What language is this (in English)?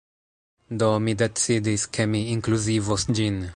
Esperanto